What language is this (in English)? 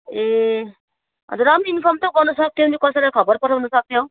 Nepali